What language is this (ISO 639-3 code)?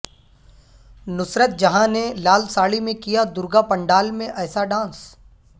urd